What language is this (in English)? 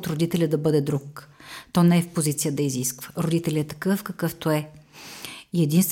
Bulgarian